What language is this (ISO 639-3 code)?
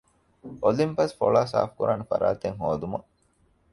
div